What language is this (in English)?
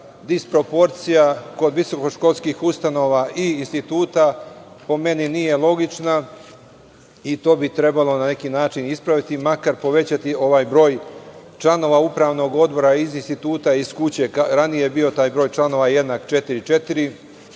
Serbian